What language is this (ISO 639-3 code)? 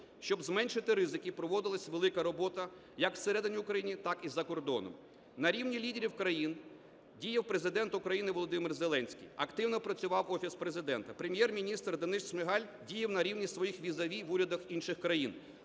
ukr